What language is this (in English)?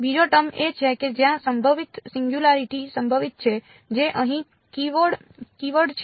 Gujarati